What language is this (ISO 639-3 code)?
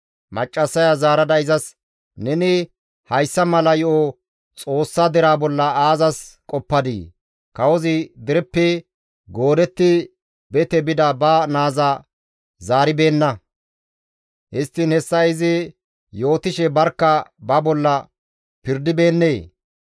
gmv